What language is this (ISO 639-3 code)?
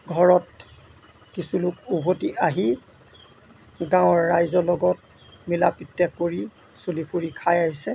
asm